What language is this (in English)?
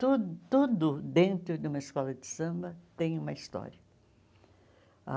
Portuguese